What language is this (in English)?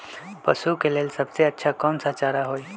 Magahi